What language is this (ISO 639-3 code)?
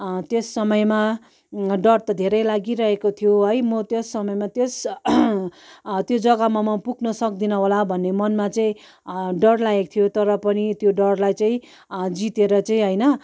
nep